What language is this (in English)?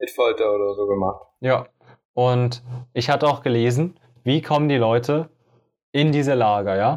German